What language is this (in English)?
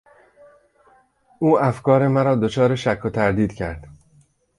Persian